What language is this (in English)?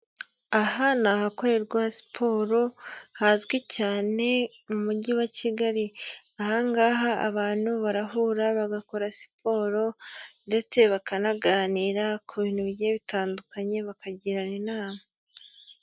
Kinyarwanda